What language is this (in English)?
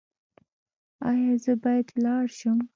Pashto